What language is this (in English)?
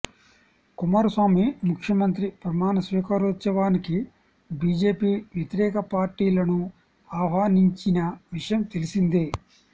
Telugu